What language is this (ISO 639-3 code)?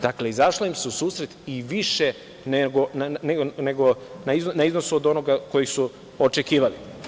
srp